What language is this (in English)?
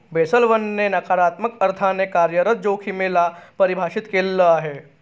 Marathi